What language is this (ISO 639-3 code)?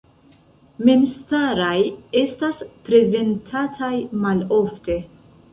epo